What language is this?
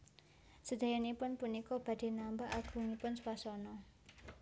Javanese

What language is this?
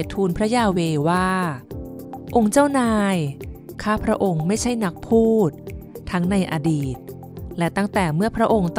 Thai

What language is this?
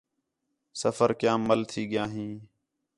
Khetrani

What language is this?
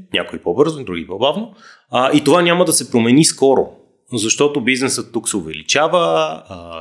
Bulgarian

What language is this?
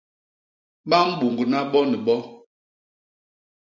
Basaa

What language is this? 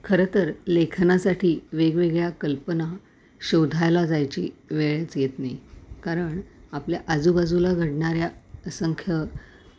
Marathi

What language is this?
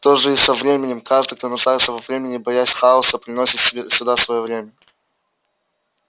Russian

